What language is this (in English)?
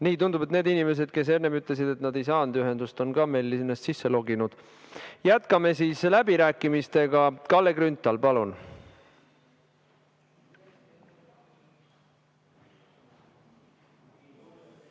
Estonian